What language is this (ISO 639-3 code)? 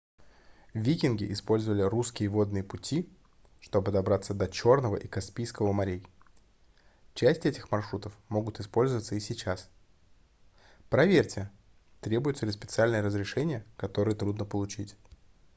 rus